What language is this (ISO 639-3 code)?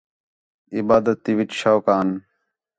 xhe